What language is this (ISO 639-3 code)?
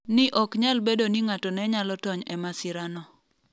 luo